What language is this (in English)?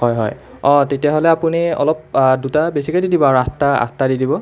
Assamese